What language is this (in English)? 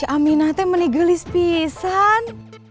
Indonesian